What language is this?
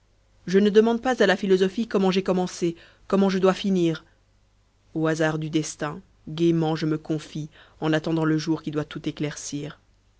French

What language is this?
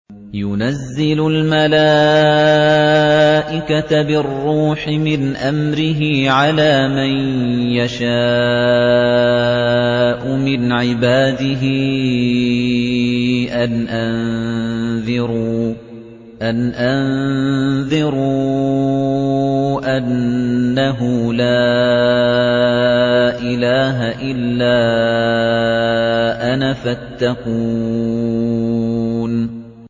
Arabic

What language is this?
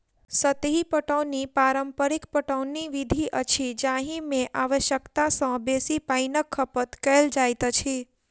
Maithili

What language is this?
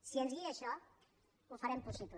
Catalan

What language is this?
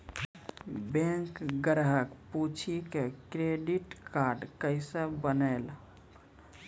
Maithili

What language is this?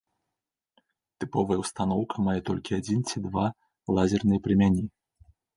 Belarusian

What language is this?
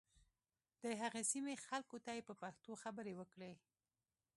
Pashto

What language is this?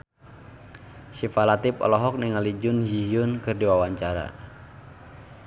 Sundanese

